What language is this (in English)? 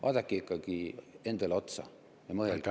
Estonian